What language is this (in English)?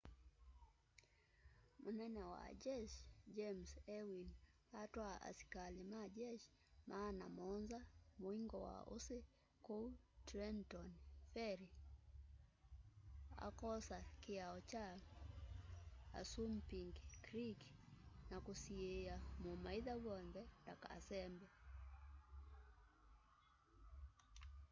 Kamba